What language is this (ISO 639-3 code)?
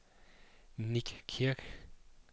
dan